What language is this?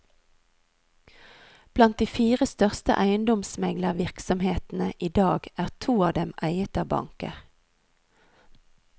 Norwegian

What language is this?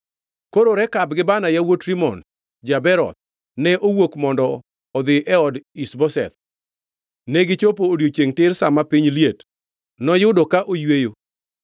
Luo (Kenya and Tanzania)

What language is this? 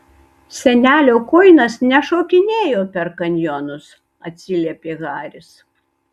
Lithuanian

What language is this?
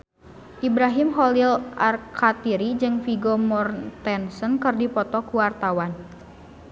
Sundanese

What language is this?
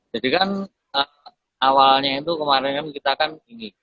Indonesian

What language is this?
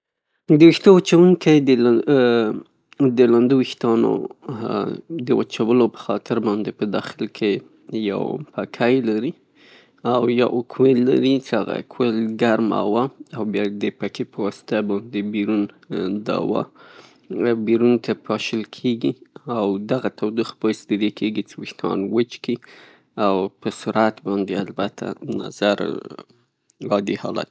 Pashto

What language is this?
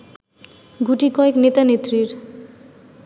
Bangla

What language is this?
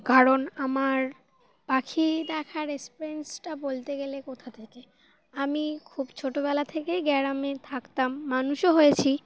Bangla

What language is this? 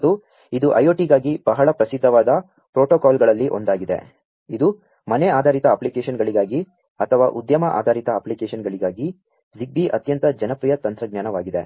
Kannada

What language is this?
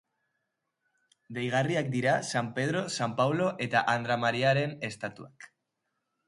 Basque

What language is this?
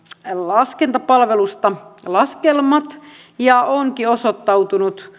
Finnish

